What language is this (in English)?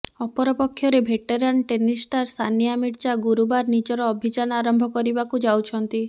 Odia